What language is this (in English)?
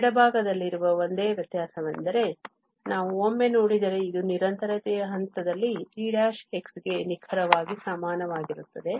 Kannada